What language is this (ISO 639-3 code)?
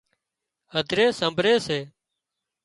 kxp